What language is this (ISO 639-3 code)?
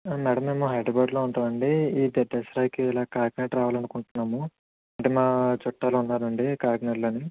tel